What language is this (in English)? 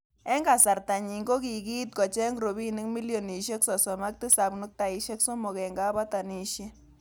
Kalenjin